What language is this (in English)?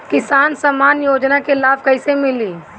Bhojpuri